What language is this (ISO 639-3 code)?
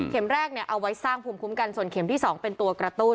tha